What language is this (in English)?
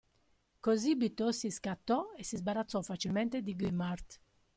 Italian